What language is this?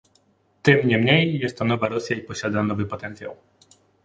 Polish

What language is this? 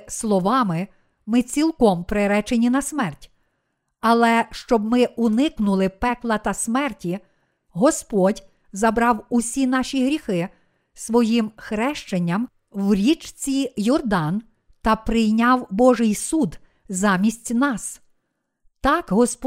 Ukrainian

